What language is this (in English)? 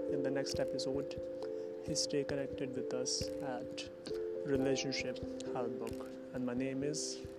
Hindi